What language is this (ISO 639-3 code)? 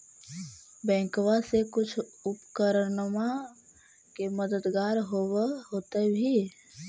mag